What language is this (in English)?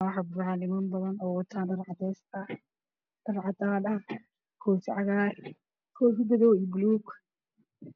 Somali